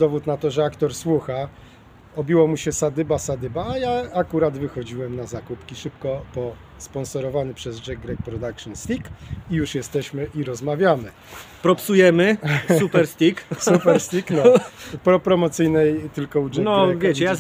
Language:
Polish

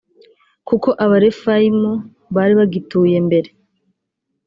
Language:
Kinyarwanda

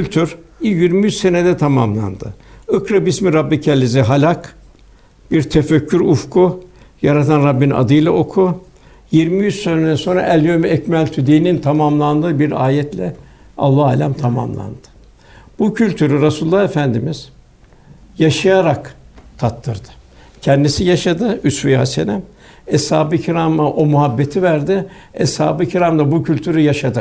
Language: Turkish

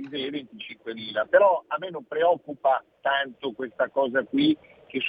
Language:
Italian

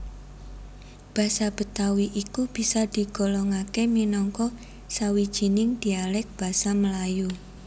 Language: Javanese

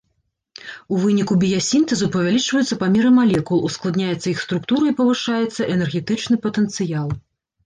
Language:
Belarusian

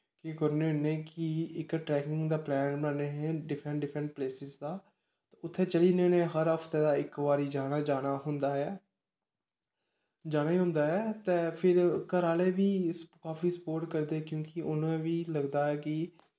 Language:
Dogri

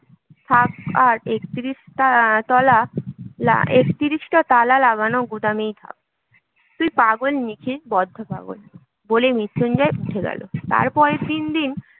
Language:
Bangla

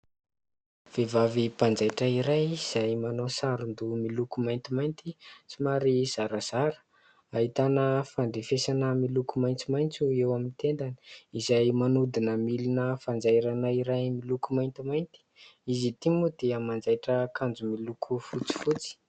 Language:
Malagasy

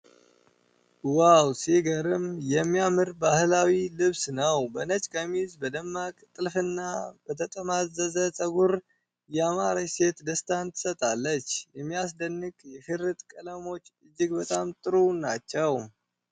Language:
Amharic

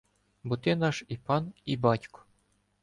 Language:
Ukrainian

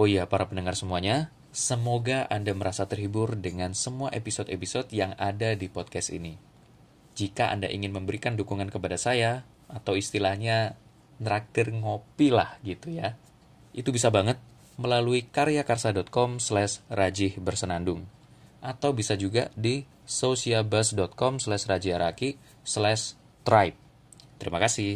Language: Indonesian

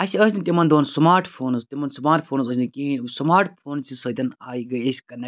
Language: Kashmiri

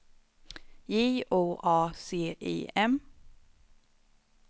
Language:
Swedish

